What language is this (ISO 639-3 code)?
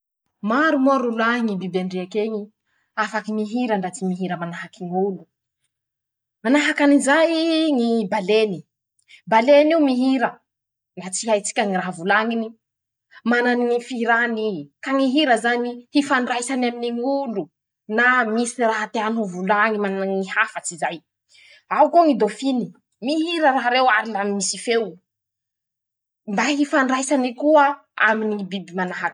msh